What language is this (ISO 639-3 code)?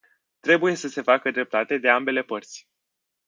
ron